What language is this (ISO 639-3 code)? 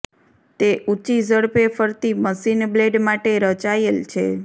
guj